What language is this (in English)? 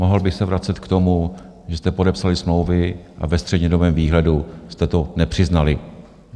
Czech